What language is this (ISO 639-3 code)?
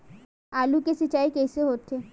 hne